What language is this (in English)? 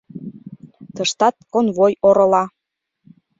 Mari